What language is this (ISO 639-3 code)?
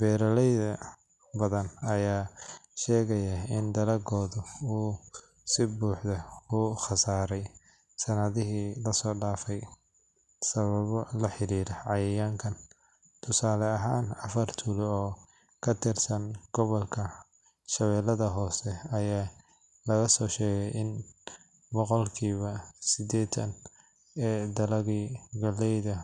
som